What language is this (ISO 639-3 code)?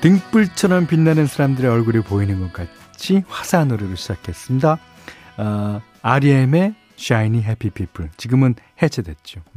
kor